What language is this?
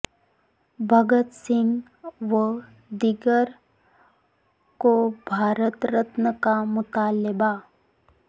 Urdu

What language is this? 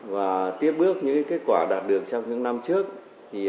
Vietnamese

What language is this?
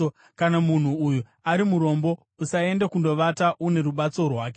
Shona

